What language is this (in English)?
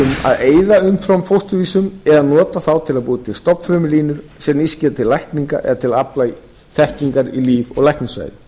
Icelandic